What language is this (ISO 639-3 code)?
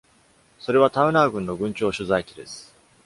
jpn